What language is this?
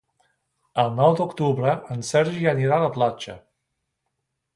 Catalan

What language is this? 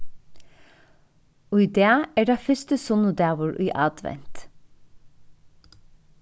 Faroese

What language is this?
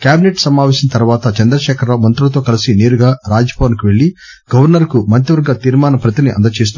Telugu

